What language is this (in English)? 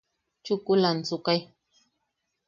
Yaqui